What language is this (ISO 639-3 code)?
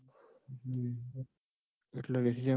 guj